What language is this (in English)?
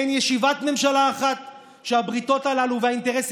Hebrew